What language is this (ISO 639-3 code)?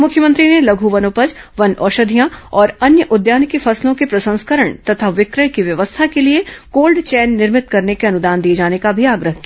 hin